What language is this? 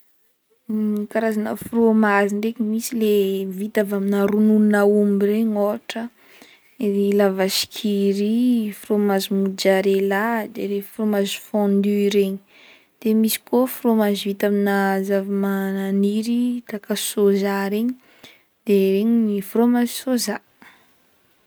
Northern Betsimisaraka Malagasy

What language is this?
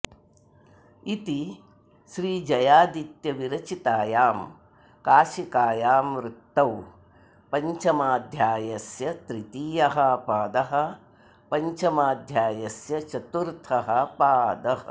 Sanskrit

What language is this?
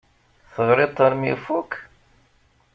Kabyle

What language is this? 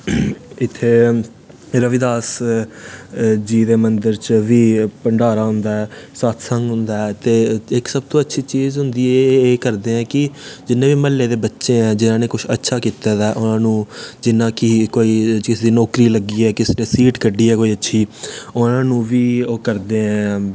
Dogri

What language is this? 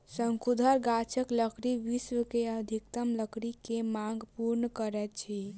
Maithili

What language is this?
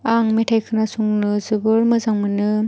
Bodo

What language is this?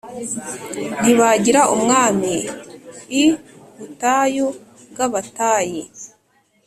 Kinyarwanda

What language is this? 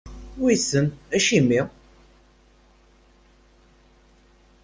Kabyle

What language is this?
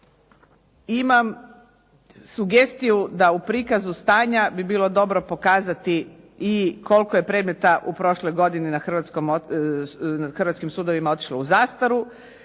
Croatian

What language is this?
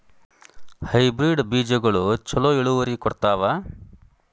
Kannada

